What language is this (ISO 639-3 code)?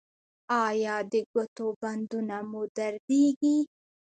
pus